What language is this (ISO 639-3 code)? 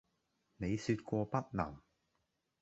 yue